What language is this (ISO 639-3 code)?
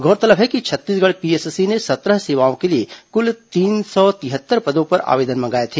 hin